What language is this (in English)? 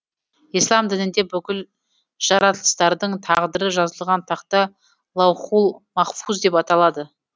Kazakh